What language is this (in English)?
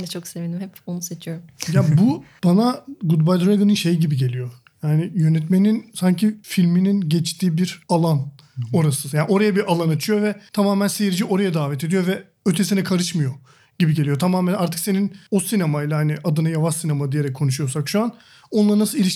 Turkish